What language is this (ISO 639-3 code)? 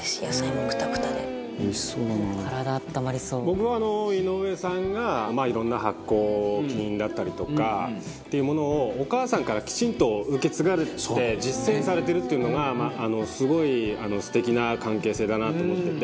jpn